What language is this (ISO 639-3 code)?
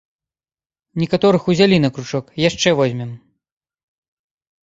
bel